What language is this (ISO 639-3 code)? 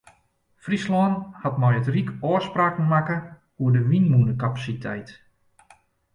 fry